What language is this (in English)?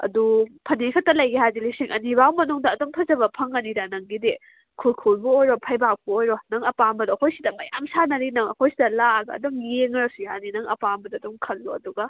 Manipuri